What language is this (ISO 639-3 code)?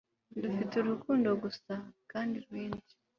kin